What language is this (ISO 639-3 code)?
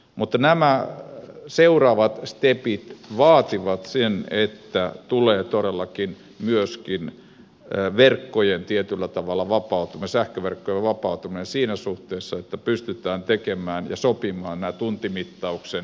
fin